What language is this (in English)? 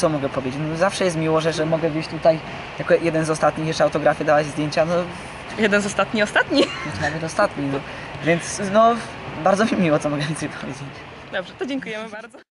Polish